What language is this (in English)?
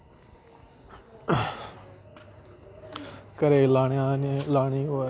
Dogri